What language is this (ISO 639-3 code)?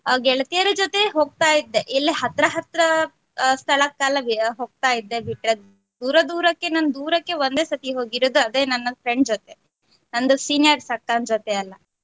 kan